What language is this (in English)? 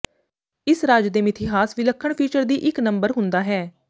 Punjabi